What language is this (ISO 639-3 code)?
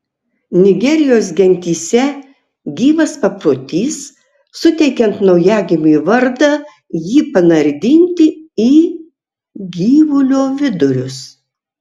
lit